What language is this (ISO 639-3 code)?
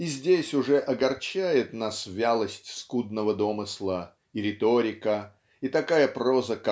rus